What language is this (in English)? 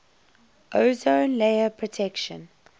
English